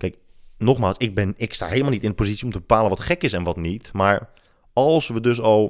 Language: Dutch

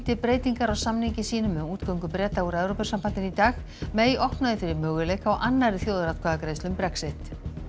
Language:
Icelandic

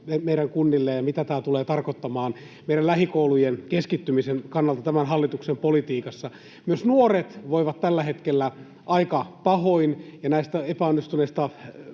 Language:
Finnish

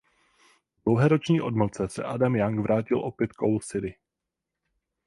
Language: Czech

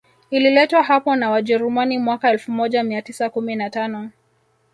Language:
Swahili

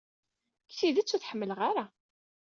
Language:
Kabyle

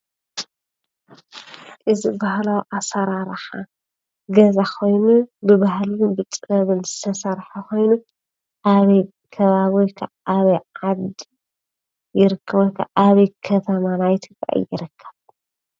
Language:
Tigrinya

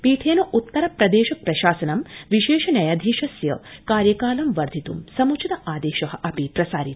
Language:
Sanskrit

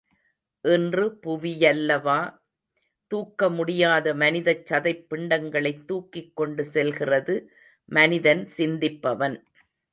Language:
Tamil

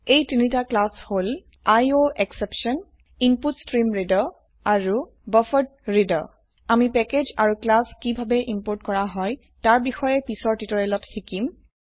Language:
Assamese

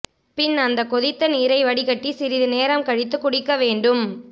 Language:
Tamil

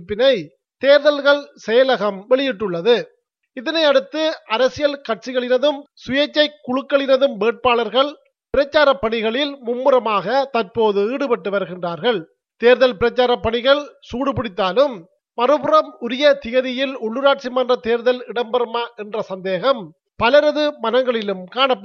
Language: Tamil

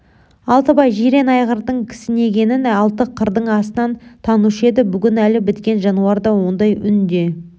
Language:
Kazakh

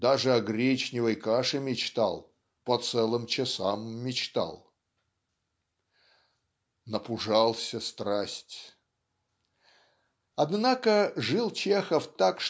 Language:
Russian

